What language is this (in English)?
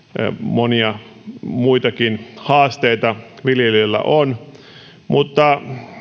Finnish